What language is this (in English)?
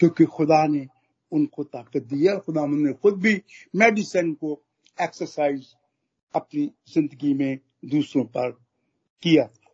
Hindi